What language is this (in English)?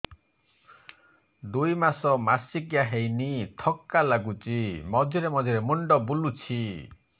Odia